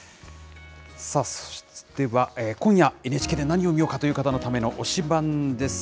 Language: Japanese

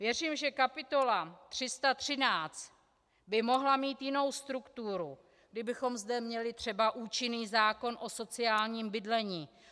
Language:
Czech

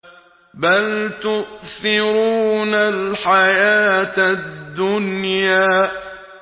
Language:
Arabic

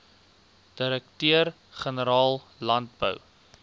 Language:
Afrikaans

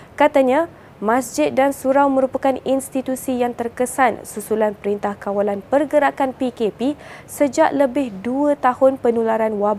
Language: Malay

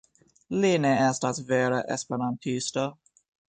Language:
Esperanto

